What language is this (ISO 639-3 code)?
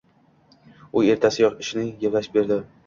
uzb